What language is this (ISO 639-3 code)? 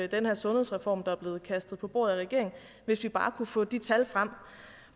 dan